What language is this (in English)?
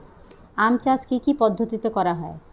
Bangla